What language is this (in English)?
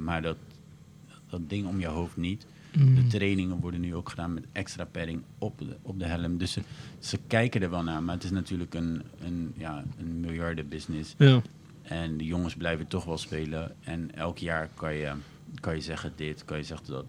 Dutch